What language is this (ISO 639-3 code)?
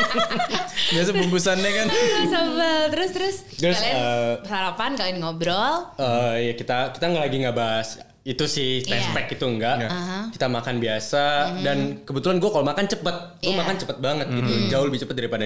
ind